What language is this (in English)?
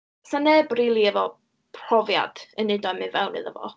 Welsh